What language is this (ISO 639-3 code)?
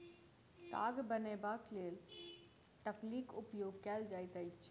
mai